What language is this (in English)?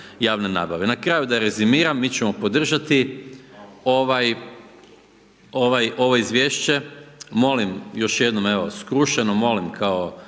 Croatian